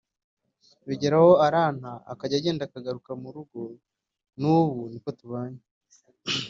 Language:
Kinyarwanda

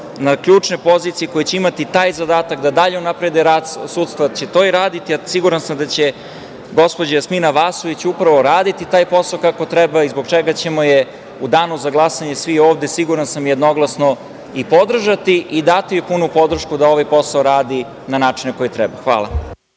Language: Serbian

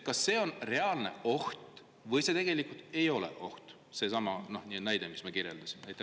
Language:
Estonian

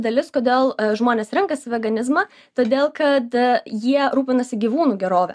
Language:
Lithuanian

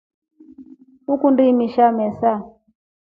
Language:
Rombo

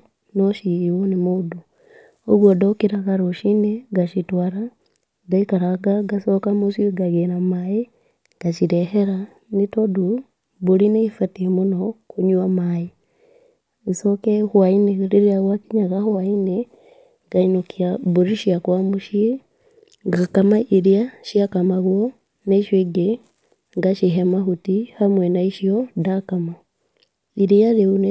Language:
Kikuyu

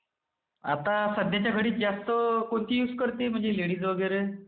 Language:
Marathi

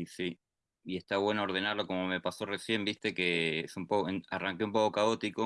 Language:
Spanish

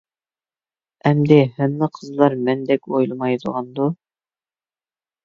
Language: Uyghur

